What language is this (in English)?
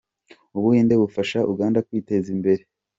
Kinyarwanda